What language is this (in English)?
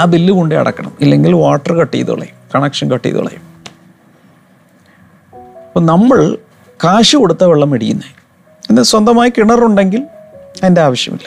Malayalam